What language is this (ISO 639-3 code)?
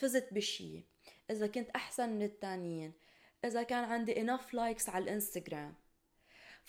ara